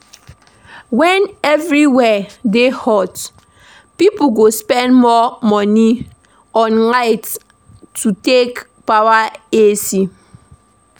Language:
Nigerian Pidgin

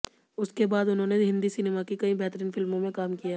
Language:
Hindi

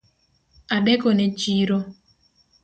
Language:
Luo (Kenya and Tanzania)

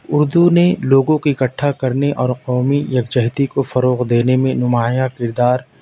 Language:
Urdu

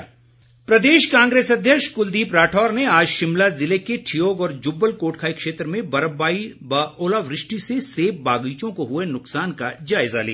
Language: Hindi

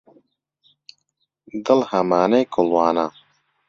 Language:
Central Kurdish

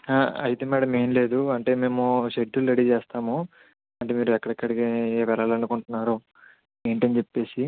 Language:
Telugu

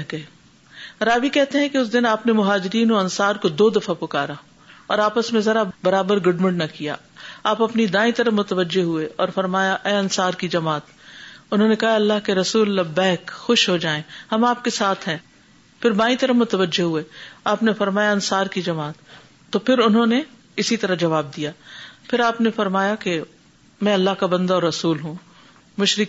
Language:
Urdu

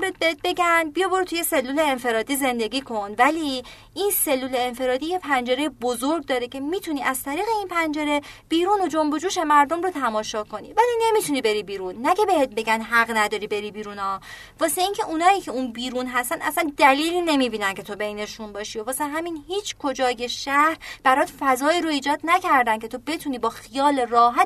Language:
Persian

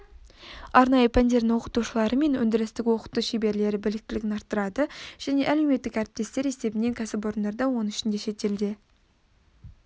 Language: Kazakh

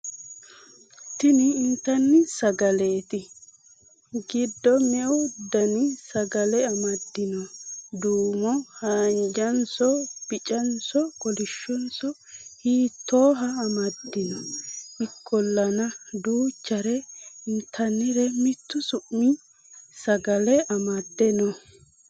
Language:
Sidamo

